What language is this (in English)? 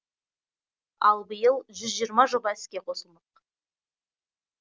Kazakh